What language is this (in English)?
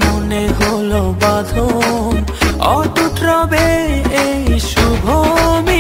Arabic